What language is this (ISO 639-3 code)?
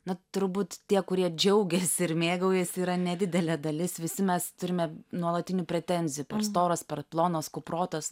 lit